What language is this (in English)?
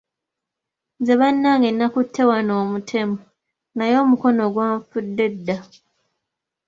Ganda